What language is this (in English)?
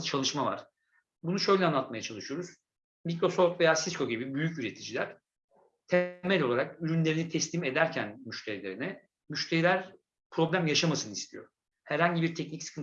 Turkish